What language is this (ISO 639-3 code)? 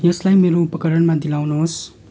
nep